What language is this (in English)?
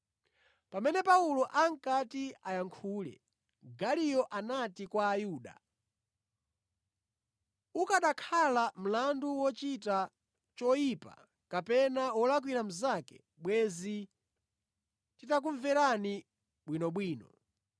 Nyanja